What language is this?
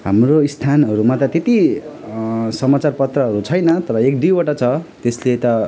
Nepali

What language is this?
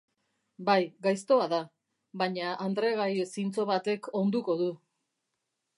Basque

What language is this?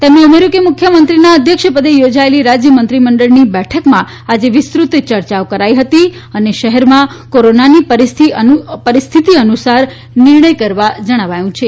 Gujarati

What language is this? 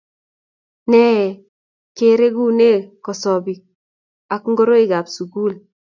Kalenjin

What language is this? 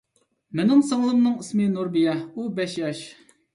Uyghur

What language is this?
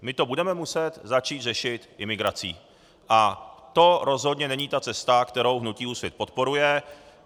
Czech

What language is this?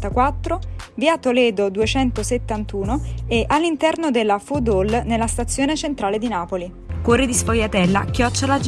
Italian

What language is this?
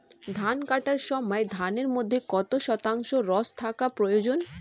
Bangla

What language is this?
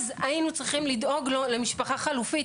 Hebrew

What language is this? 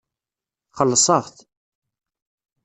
Kabyle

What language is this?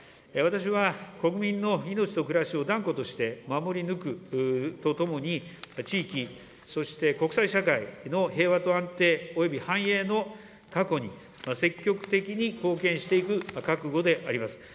Japanese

